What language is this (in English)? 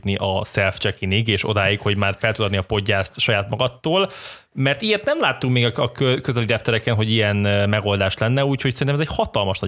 Hungarian